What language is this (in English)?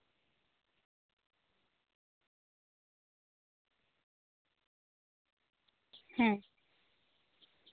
Santali